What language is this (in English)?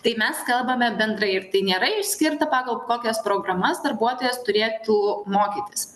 Lithuanian